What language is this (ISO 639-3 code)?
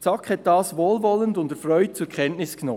gsw